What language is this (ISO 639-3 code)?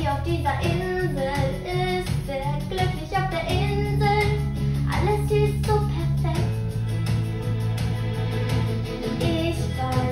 deu